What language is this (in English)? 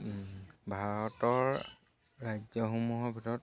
Assamese